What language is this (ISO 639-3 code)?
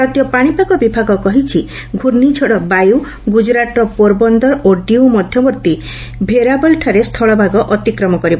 ori